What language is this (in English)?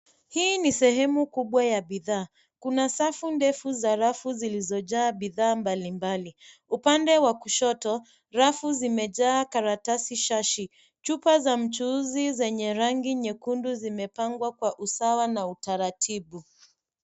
Swahili